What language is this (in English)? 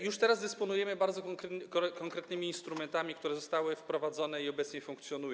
Polish